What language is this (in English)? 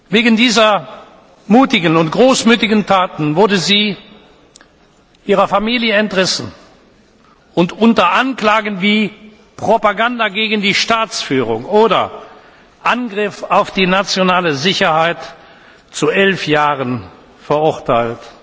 German